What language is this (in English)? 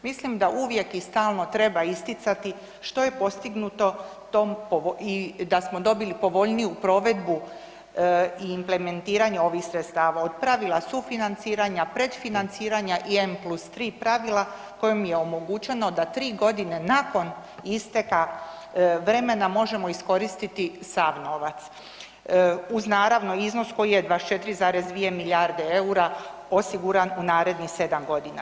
Croatian